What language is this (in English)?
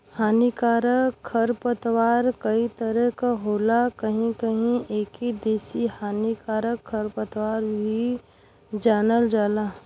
Bhojpuri